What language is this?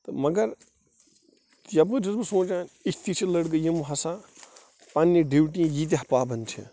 Kashmiri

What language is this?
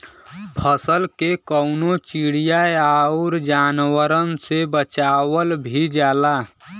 Bhojpuri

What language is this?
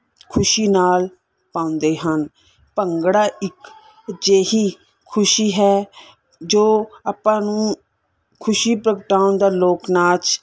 Punjabi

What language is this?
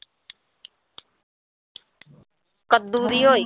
Punjabi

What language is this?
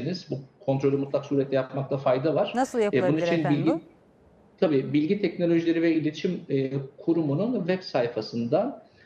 Turkish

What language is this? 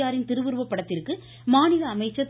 Tamil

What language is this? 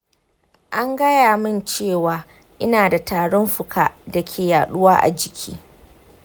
Hausa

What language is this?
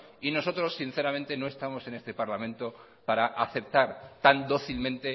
Spanish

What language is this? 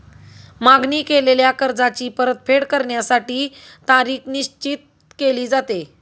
Marathi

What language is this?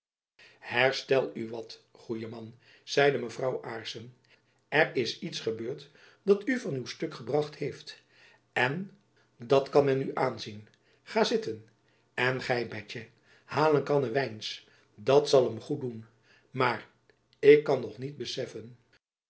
Dutch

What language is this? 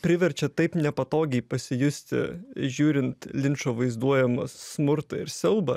Lithuanian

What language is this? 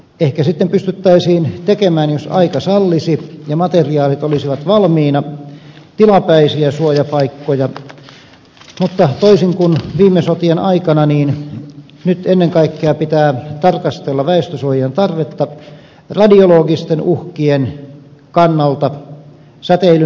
Finnish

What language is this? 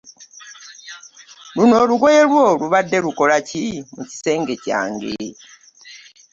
Ganda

